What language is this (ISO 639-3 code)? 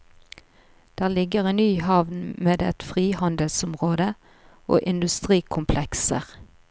nor